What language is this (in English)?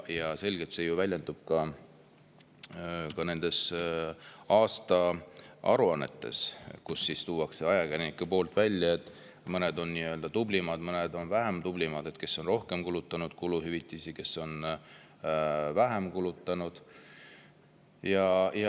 Estonian